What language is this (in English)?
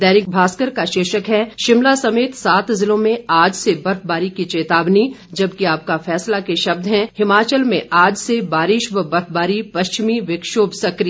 Hindi